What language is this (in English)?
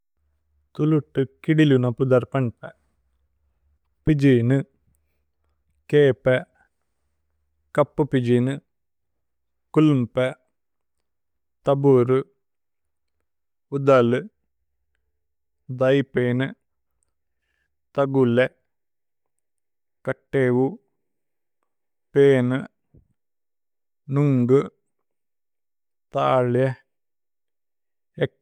Tulu